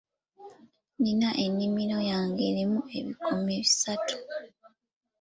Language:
Ganda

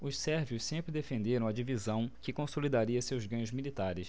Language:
Portuguese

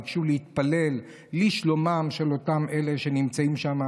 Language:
Hebrew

